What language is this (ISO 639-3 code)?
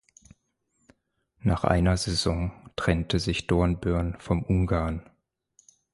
deu